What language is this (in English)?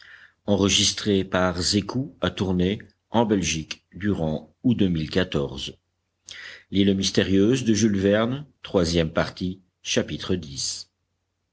French